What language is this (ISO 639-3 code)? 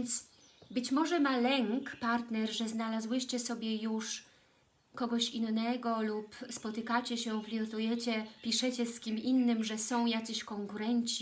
pol